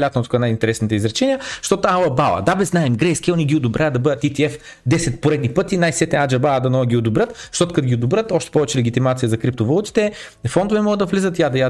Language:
Bulgarian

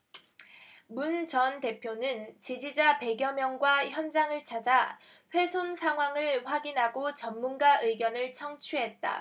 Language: Korean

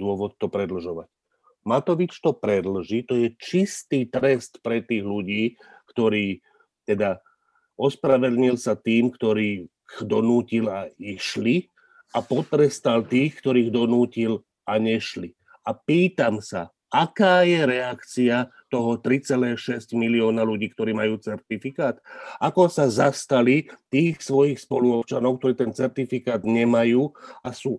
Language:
Slovak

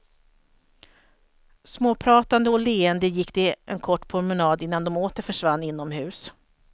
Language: Swedish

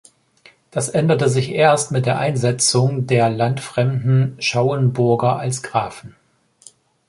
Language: German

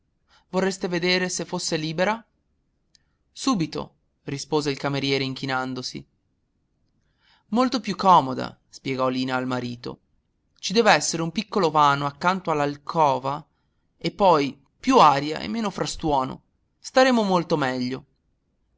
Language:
Italian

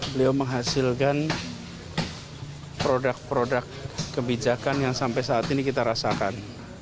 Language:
Indonesian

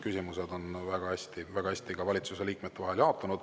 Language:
Estonian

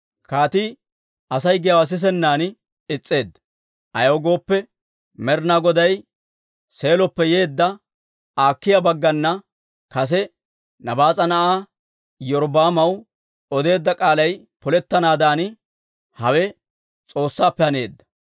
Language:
Dawro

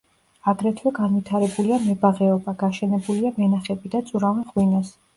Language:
Georgian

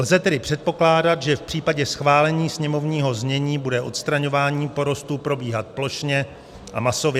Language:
Czech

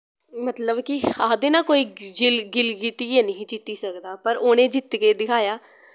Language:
Dogri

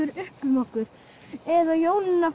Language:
Icelandic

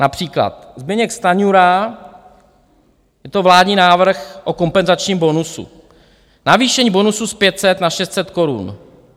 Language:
Czech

